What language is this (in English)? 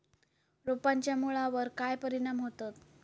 Marathi